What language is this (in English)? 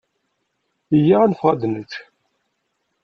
Kabyle